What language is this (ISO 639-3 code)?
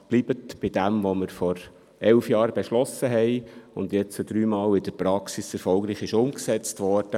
gsw